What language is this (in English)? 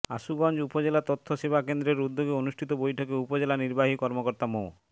Bangla